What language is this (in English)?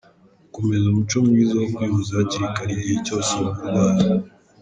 Kinyarwanda